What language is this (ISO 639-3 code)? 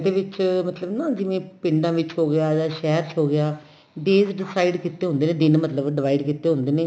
pan